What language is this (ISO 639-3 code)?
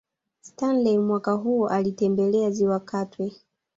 swa